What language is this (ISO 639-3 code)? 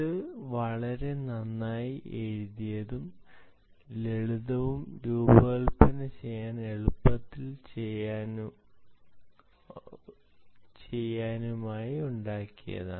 mal